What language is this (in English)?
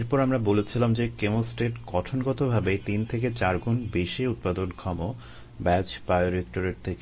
Bangla